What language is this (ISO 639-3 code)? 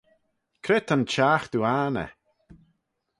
glv